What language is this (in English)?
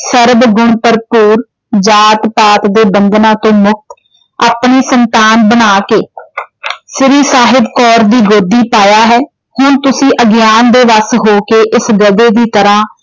Punjabi